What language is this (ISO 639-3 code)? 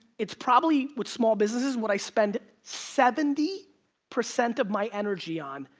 eng